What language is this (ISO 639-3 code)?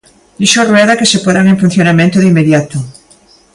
glg